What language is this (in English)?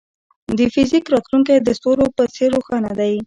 Pashto